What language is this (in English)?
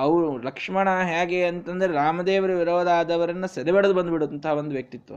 Kannada